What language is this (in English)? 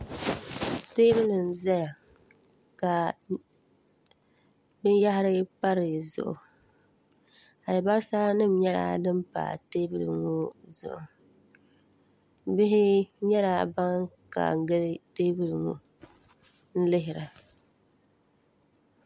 Dagbani